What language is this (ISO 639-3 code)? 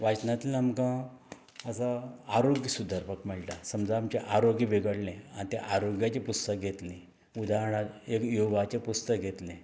kok